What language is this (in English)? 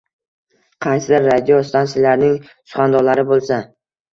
Uzbek